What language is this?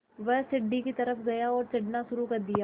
Hindi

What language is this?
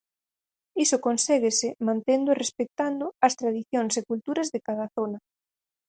Galician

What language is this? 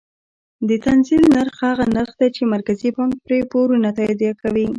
Pashto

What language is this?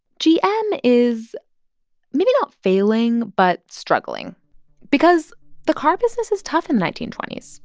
English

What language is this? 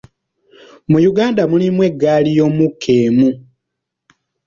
Ganda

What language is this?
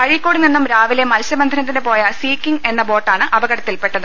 Malayalam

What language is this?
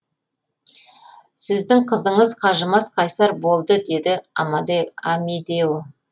Kazakh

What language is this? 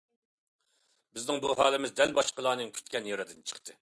Uyghur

